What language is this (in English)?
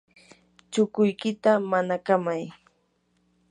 Yanahuanca Pasco Quechua